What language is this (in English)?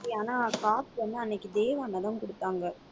Tamil